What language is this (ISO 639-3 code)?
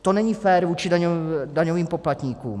ces